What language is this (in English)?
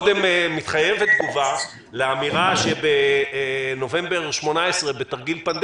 Hebrew